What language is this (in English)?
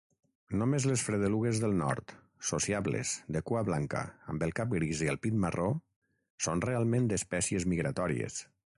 Catalan